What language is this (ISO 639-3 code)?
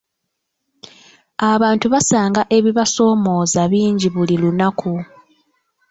lug